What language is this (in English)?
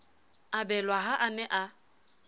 Southern Sotho